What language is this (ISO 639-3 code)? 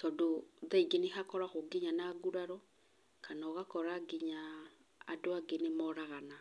kik